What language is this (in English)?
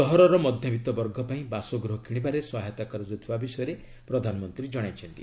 Odia